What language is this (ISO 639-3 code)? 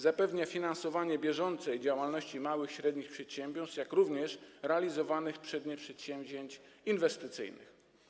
pol